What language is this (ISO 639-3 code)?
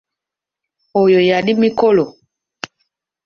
lug